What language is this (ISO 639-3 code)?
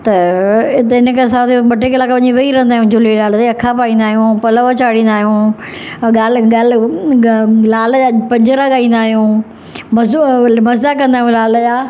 snd